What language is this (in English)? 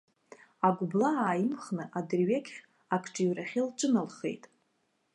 Abkhazian